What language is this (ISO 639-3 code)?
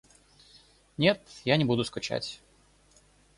rus